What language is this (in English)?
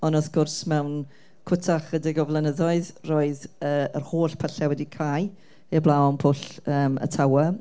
Welsh